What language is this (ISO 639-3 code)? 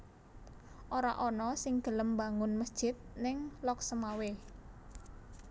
jav